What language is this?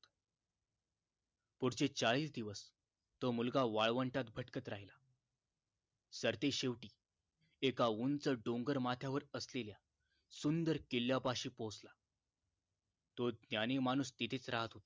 Marathi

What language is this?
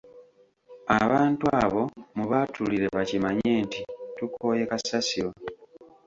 Ganda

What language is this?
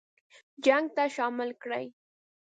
Pashto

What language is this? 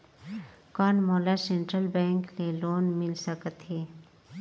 Chhattisgarhi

